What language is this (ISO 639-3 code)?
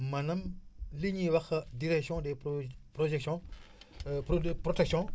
wol